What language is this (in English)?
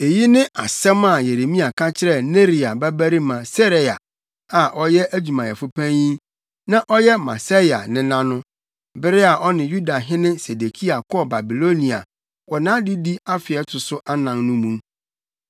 Akan